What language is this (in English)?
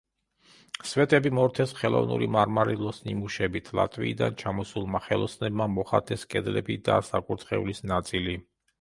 Georgian